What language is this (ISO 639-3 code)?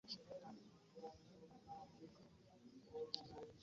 lug